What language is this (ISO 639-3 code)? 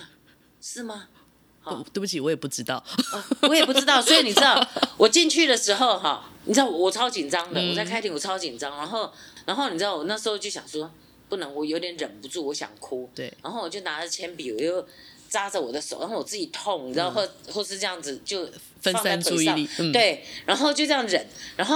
zho